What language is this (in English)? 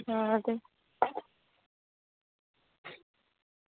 Dogri